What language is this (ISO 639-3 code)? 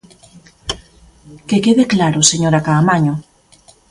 glg